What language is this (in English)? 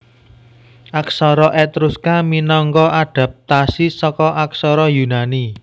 Javanese